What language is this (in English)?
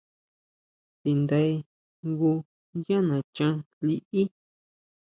Huautla Mazatec